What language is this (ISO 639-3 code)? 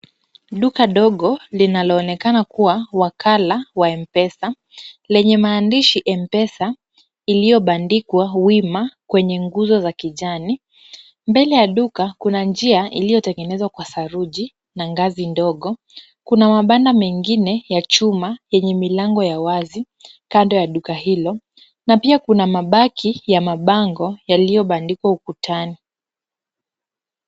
swa